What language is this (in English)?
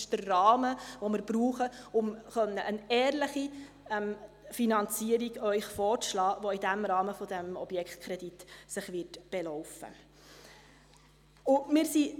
Swiss German